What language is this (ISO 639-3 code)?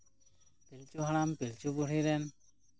sat